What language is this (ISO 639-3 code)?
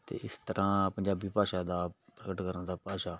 pan